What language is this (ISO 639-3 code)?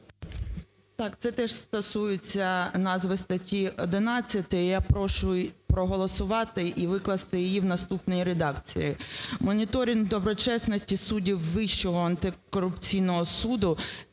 ukr